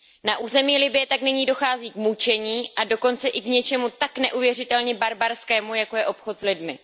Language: Czech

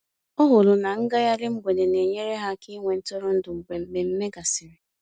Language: Igbo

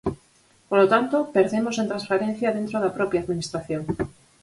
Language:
Galician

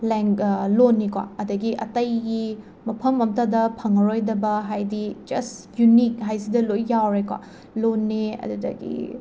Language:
Manipuri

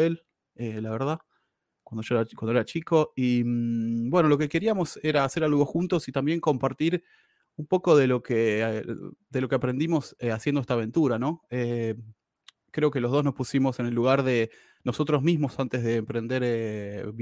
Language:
Spanish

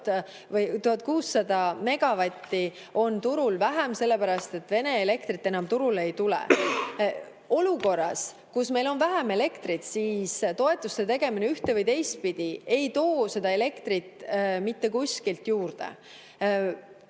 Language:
Estonian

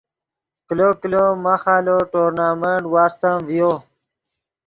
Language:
Yidgha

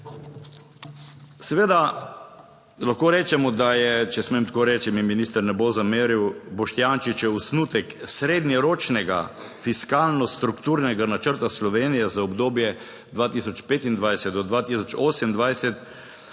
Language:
Slovenian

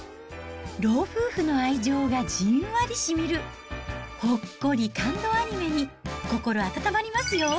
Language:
Japanese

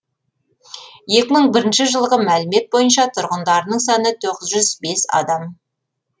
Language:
Kazakh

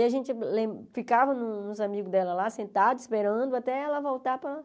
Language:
Portuguese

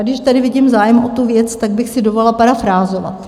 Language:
Czech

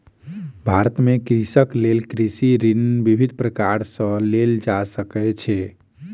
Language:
Maithili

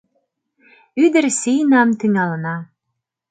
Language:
Mari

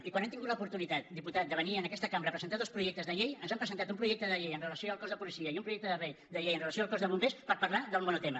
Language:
Catalan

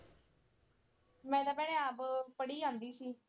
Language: Punjabi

